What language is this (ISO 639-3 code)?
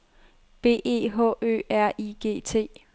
dan